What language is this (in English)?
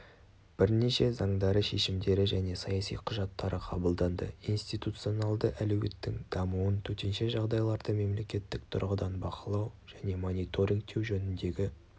Kazakh